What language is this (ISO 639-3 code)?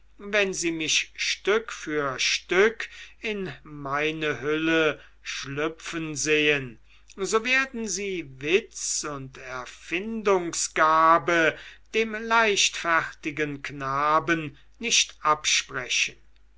deu